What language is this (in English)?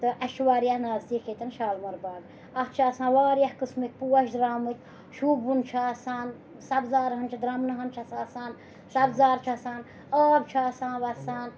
Kashmiri